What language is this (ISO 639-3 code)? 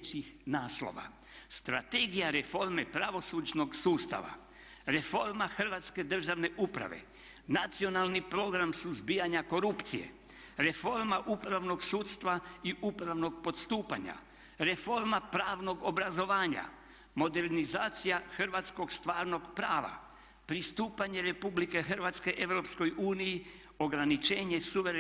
hrv